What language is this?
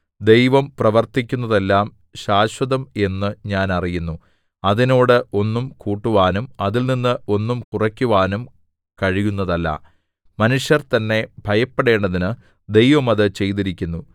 Malayalam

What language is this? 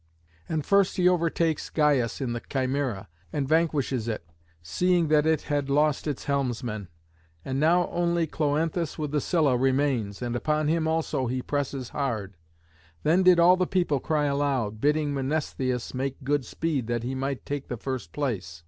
English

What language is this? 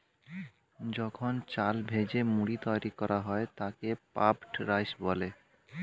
Bangla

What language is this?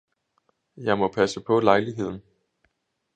Danish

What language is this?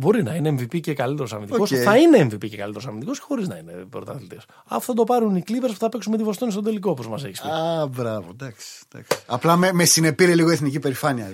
Greek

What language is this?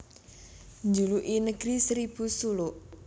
Javanese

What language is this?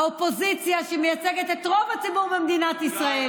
Hebrew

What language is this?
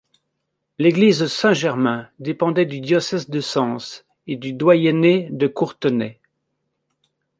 French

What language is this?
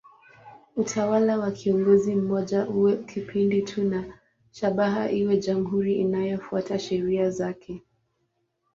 Swahili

